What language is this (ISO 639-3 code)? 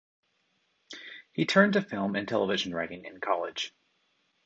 eng